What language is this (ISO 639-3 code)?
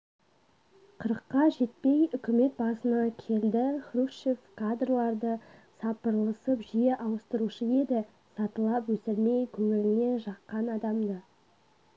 kaz